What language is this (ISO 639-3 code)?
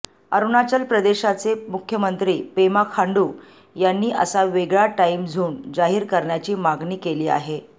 mar